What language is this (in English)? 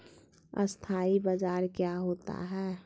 Magahi